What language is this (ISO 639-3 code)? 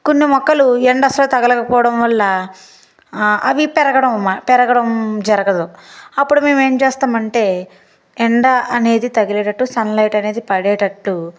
tel